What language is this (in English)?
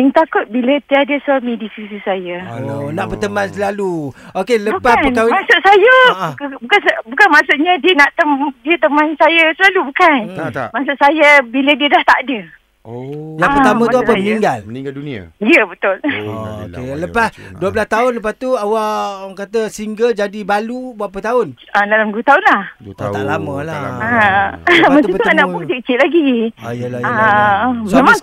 Malay